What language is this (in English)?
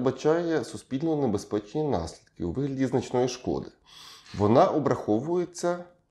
Ukrainian